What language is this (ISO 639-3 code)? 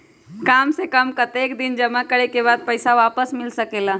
mag